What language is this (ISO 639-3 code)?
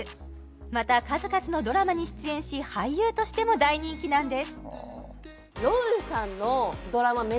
jpn